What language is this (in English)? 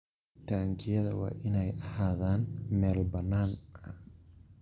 Somali